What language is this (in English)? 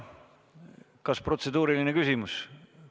Estonian